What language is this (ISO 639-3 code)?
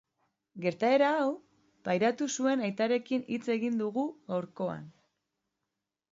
eus